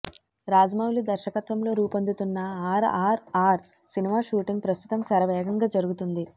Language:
Telugu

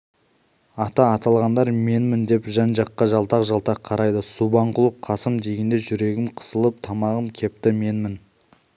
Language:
Kazakh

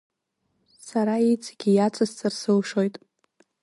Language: Abkhazian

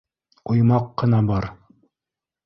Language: Bashkir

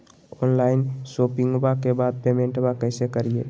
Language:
Magahi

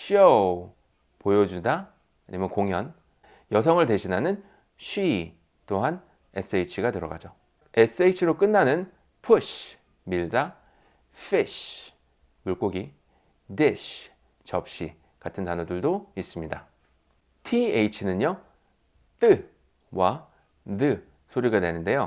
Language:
Korean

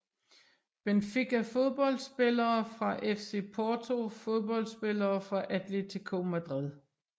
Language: Danish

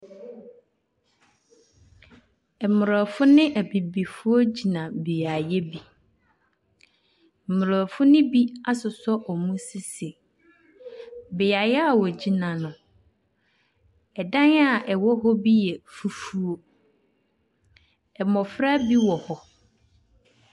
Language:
Akan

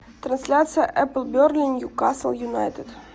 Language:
Russian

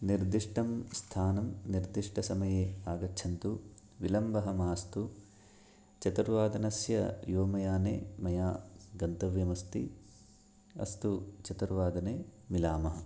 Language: Sanskrit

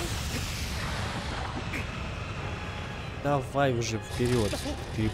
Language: Russian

